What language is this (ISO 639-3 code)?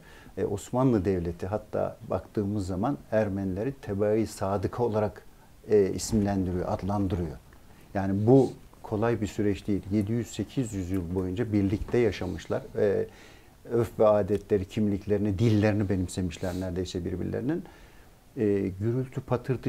tur